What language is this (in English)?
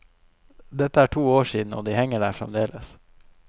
Norwegian